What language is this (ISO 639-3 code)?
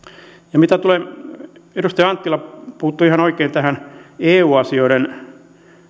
fin